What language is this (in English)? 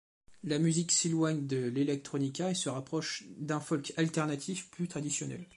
French